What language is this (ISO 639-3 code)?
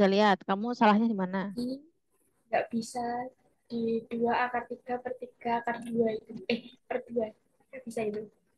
ind